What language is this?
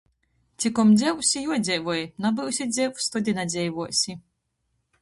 Latgalian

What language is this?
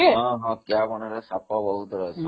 Odia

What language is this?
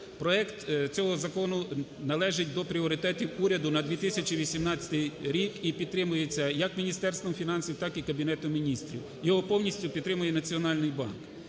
Ukrainian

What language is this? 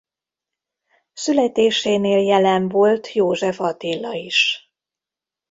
Hungarian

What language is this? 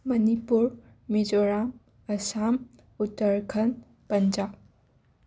Manipuri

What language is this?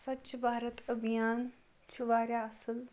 Kashmiri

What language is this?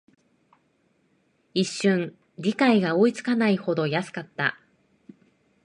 Japanese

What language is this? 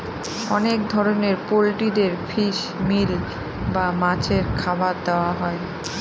Bangla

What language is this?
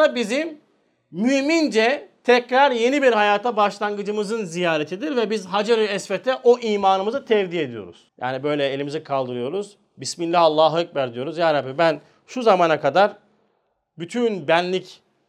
Turkish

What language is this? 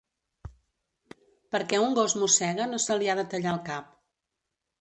Catalan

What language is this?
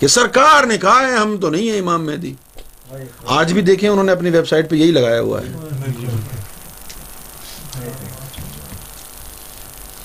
Urdu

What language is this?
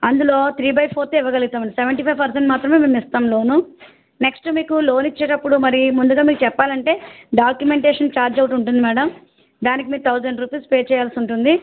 Telugu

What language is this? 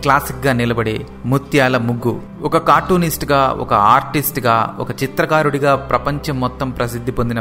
Telugu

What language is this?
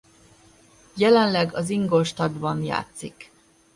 Hungarian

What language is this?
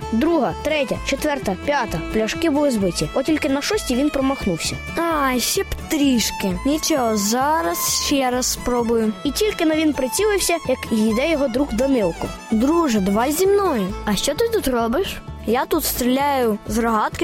Ukrainian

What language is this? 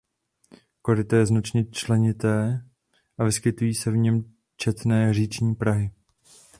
Czech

